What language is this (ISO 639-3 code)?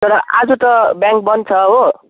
nep